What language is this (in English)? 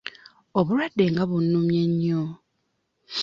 Ganda